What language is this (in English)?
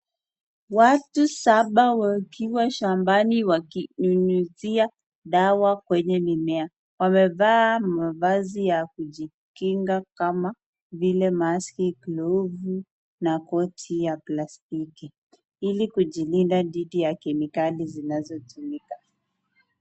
Swahili